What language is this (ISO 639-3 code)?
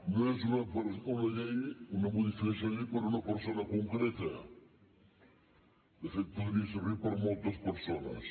cat